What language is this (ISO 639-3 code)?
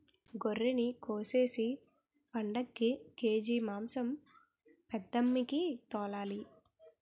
tel